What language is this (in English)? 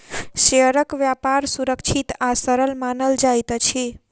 Maithili